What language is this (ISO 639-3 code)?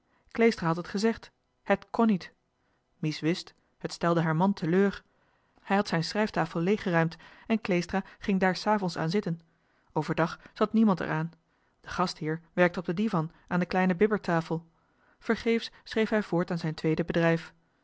nld